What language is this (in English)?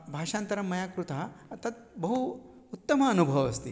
Sanskrit